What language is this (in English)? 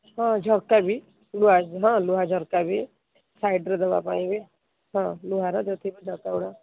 Odia